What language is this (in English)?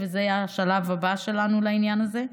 Hebrew